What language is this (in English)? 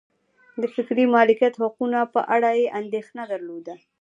Pashto